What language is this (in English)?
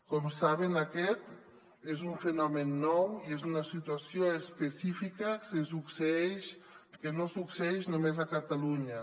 Catalan